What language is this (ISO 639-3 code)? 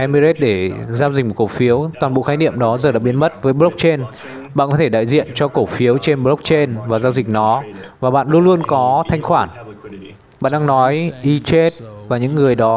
vie